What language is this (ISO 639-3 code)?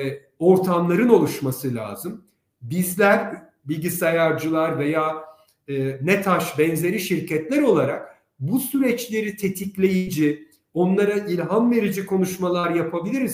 tur